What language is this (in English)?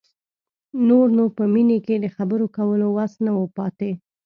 Pashto